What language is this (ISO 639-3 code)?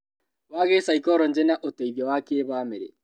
kik